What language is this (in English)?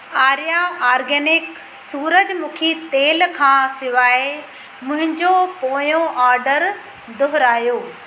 Sindhi